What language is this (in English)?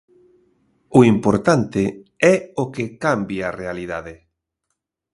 Galician